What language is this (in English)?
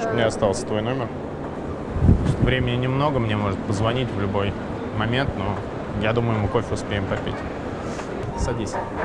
Russian